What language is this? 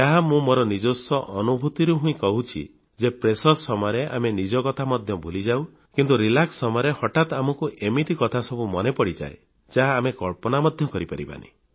Odia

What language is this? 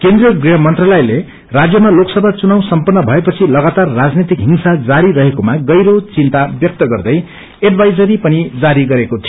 Nepali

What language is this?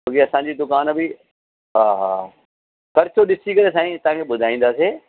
Sindhi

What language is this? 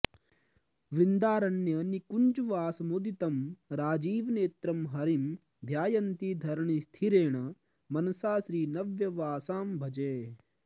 Sanskrit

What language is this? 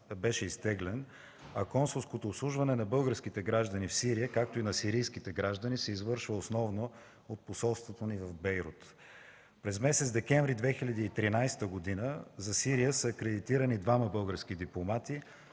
Bulgarian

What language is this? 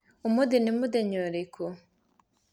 Kikuyu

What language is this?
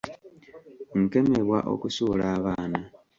Ganda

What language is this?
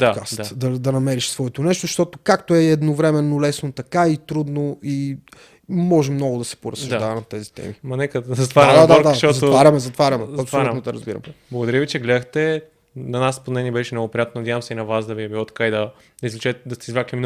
Bulgarian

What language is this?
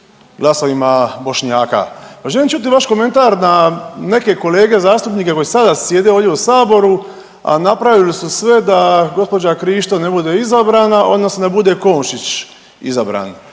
Croatian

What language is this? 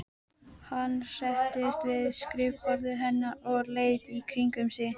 Icelandic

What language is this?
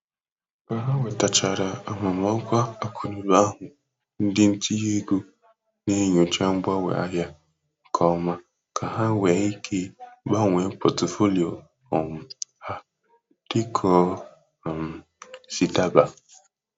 Igbo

